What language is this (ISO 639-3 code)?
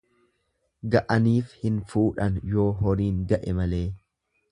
orm